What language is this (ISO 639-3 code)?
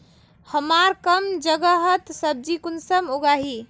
mag